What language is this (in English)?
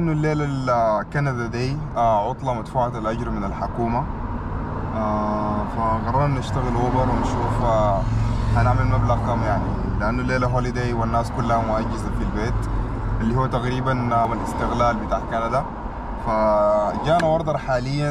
Arabic